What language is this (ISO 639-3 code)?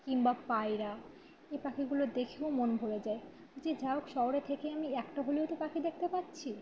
ben